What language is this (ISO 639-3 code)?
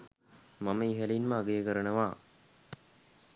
sin